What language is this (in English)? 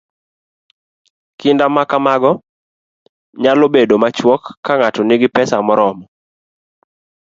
Luo (Kenya and Tanzania)